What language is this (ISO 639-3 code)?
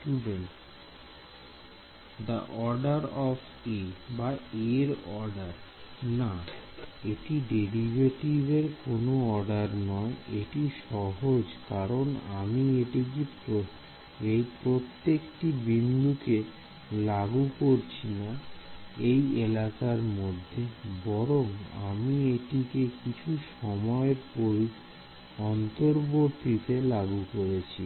ben